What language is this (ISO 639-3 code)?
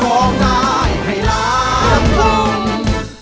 tha